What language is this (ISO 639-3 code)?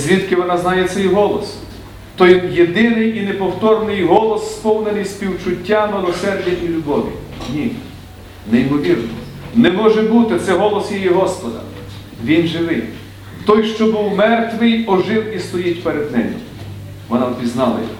ukr